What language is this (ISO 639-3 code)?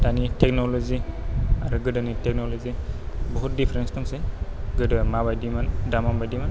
brx